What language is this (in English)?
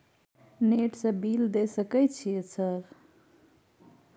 Maithili